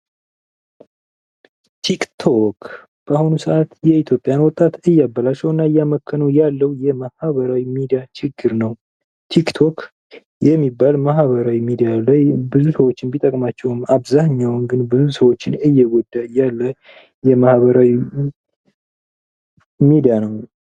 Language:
Amharic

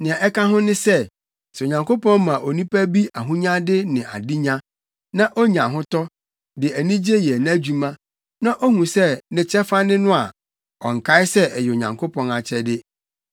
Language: Akan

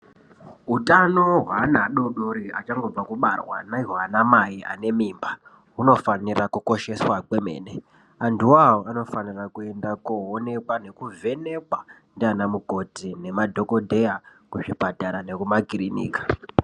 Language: Ndau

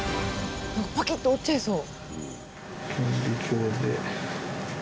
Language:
Japanese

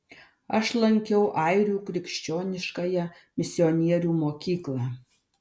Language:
Lithuanian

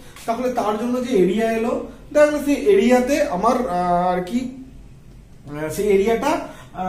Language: Hindi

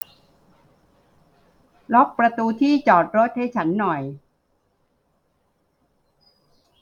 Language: Thai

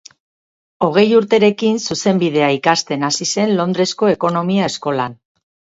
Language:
Basque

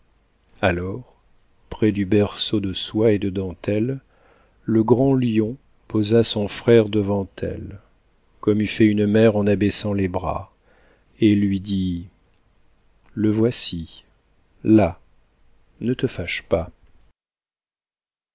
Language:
French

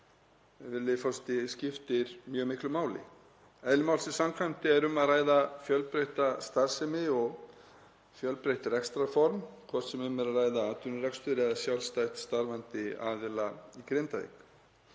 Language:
Icelandic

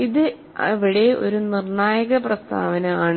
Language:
Malayalam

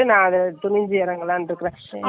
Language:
Tamil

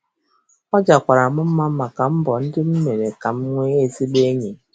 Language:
Igbo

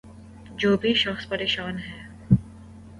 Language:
Urdu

